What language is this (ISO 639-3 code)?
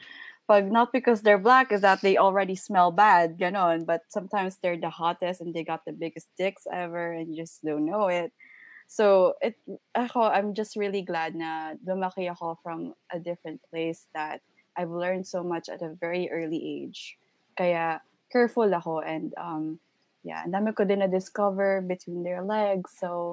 fil